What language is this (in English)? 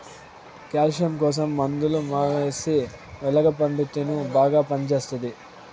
Telugu